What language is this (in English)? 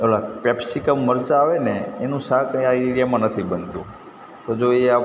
Gujarati